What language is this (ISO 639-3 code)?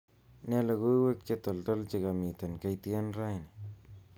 kln